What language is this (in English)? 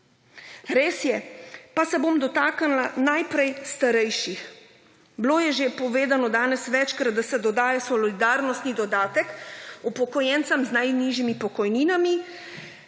Slovenian